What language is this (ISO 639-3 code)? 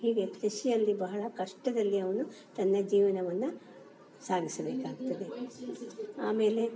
kan